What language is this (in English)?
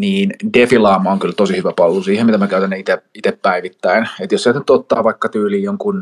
Finnish